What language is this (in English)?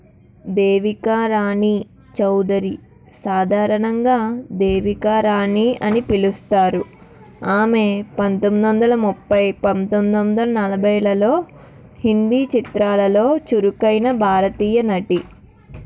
Telugu